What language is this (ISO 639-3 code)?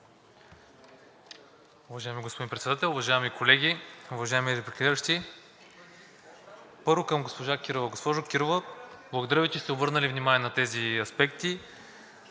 bul